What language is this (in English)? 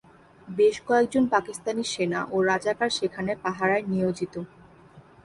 Bangla